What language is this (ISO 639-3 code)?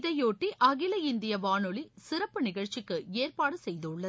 tam